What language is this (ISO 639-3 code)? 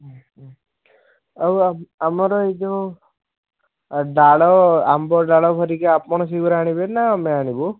ori